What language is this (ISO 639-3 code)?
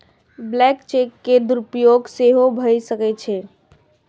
mai